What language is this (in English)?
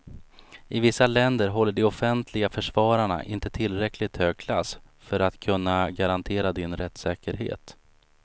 Swedish